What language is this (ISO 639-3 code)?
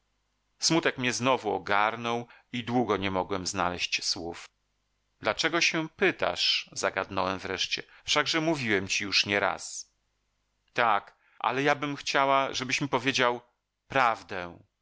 pol